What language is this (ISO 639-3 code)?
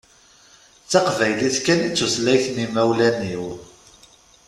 kab